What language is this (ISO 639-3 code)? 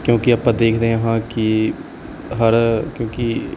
pan